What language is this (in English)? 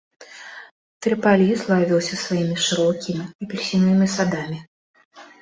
Belarusian